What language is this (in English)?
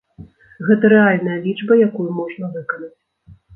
Belarusian